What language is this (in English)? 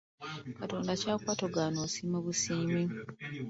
Ganda